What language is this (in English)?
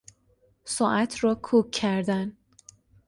Persian